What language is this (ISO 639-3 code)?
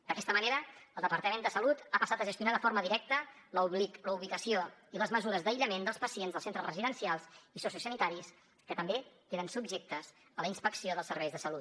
cat